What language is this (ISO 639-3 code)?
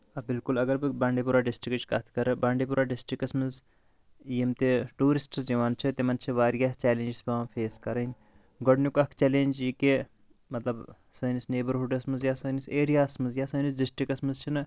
kas